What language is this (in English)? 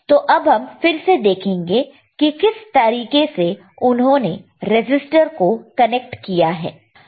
Hindi